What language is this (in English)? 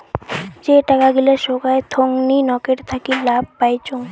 Bangla